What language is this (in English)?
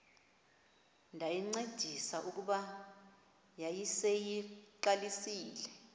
Xhosa